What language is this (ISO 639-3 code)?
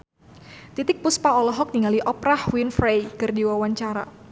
sun